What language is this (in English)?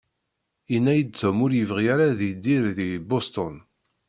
Kabyle